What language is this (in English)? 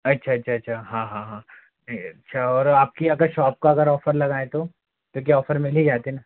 Hindi